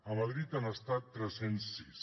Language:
Catalan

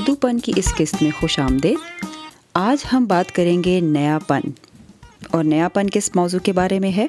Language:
Urdu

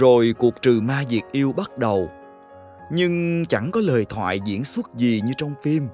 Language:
Vietnamese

